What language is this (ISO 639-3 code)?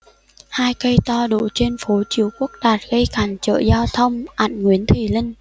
vie